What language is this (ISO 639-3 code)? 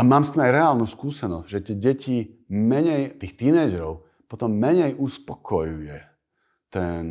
slk